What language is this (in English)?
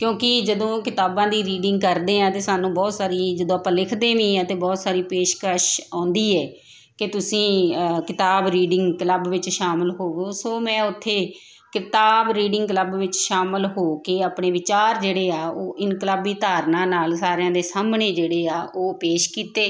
Punjabi